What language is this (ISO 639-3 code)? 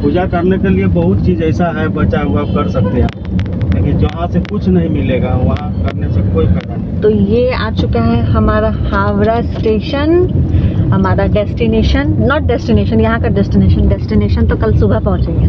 hin